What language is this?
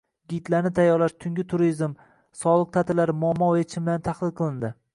Uzbek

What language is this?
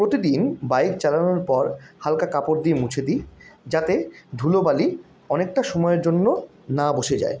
Bangla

